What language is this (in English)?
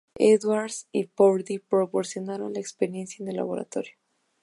Spanish